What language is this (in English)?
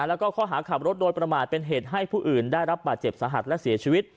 Thai